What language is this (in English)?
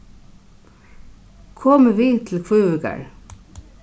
Faroese